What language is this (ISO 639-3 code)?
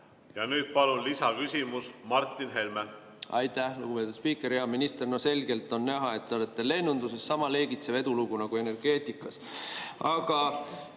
est